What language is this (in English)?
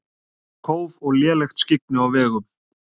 Icelandic